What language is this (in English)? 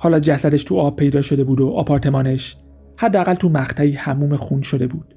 Persian